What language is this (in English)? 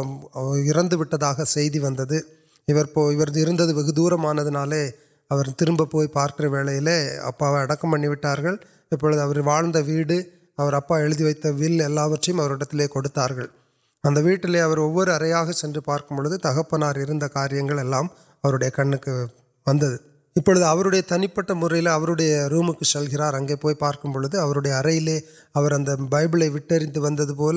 Urdu